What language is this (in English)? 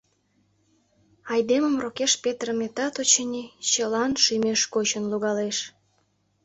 Mari